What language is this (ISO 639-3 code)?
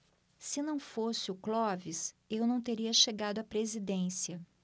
por